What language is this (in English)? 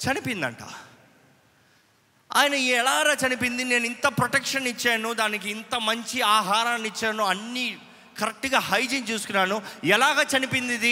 Telugu